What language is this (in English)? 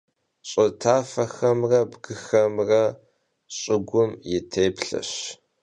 Kabardian